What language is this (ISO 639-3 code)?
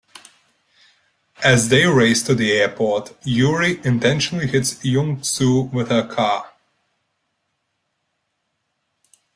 eng